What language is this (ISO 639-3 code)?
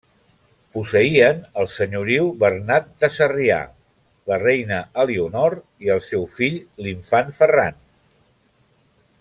cat